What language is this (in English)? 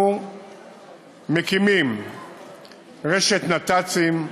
Hebrew